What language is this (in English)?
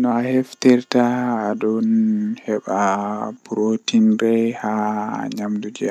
Western Niger Fulfulde